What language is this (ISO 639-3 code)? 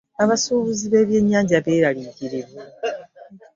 lug